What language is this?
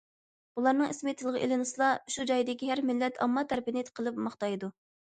Uyghur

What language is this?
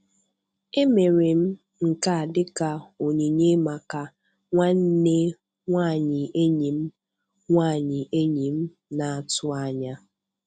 Igbo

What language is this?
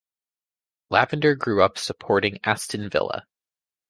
English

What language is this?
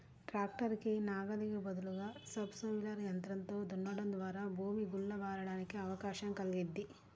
Telugu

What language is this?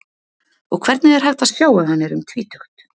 Icelandic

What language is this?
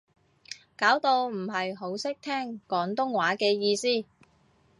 Cantonese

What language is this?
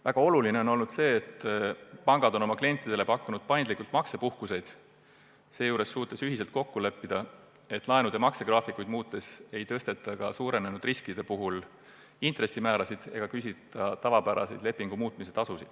Estonian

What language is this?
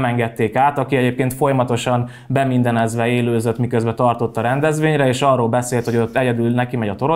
Hungarian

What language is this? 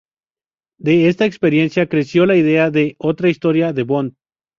Spanish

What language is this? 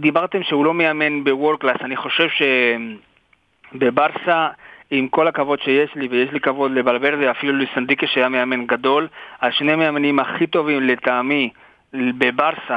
Hebrew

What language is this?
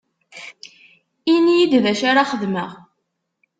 Kabyle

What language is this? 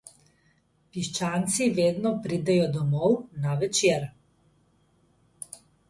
Slovenian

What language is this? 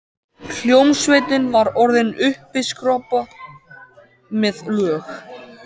Icelandic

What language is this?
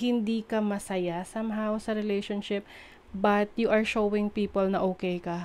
Filipino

